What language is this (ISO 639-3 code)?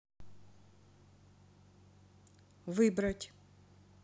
rus